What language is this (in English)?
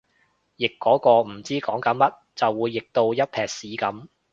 Cantonese